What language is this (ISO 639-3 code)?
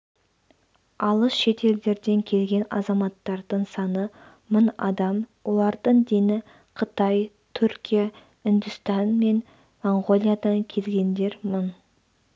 kaz